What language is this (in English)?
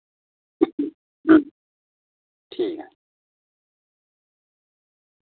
Dogri